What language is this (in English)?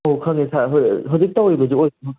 Manipuri